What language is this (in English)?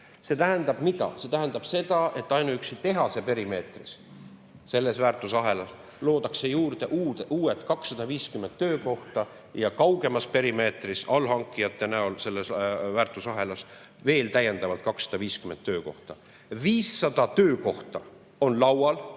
Estonian